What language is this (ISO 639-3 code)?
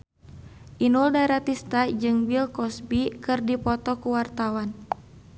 sun